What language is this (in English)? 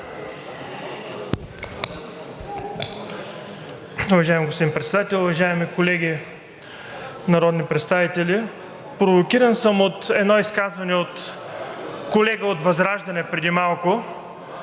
Bulgarian